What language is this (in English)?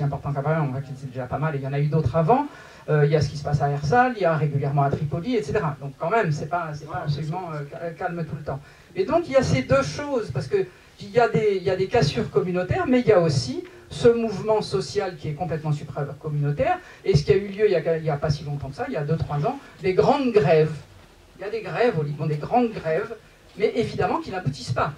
French